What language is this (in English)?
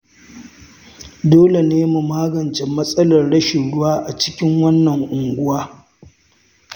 Hausa